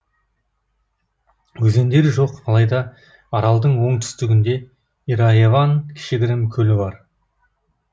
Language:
Kazakh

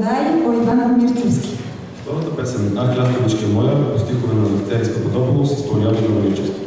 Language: Romanian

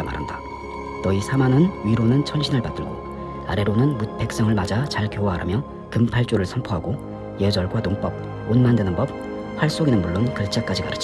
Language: Korean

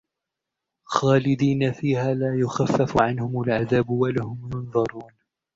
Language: Arabic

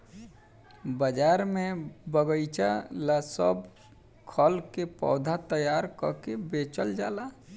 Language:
Bhojpuri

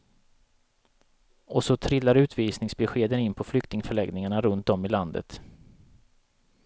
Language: Swedish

